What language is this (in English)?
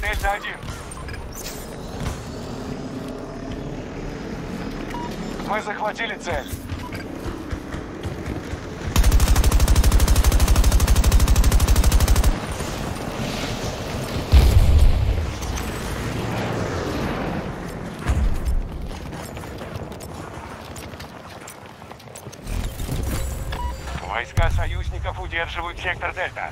Russian